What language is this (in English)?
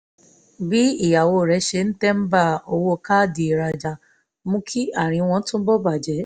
Yoruba